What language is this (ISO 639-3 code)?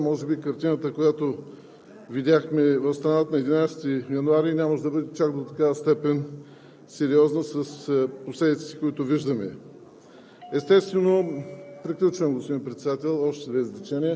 bul